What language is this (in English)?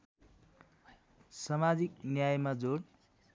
Nepali